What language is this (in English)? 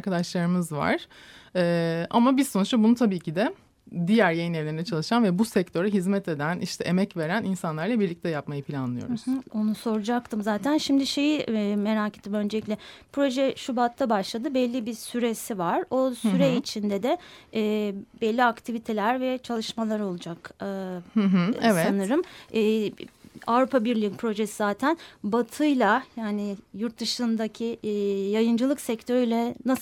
Turkish